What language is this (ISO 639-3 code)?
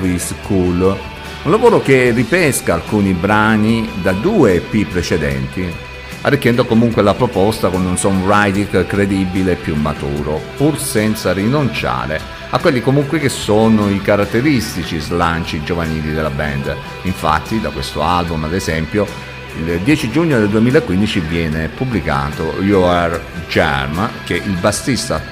ita